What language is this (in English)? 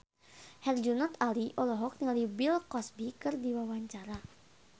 Sundanese